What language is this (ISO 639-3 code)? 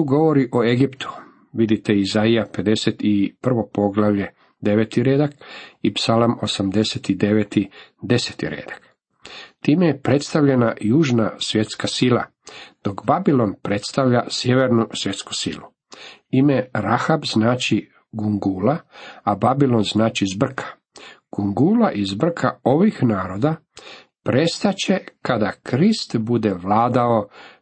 hrv